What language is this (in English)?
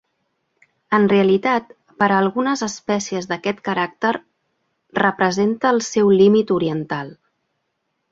Catalan